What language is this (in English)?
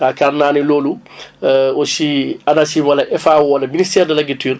Wolof